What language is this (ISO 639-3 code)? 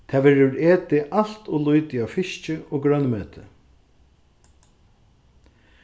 fao